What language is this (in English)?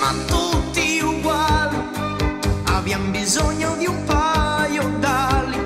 Italian